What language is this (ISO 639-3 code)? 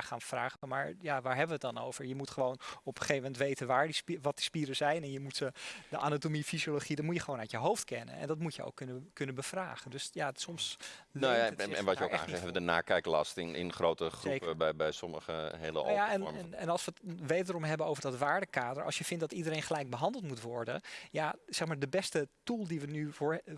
nld